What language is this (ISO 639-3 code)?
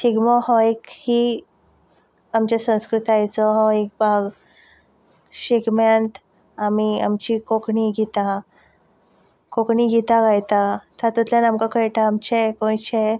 kok